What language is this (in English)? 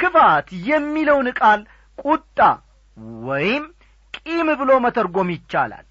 Amharic